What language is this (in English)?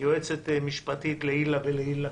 Hebrew